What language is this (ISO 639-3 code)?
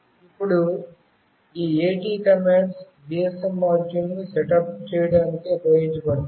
tel